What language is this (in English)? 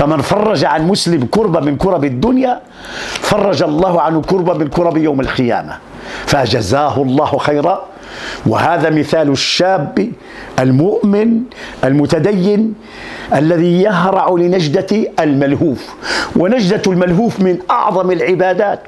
Arabic